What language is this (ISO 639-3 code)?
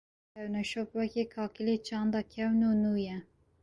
kur